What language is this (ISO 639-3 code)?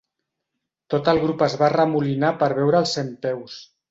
cat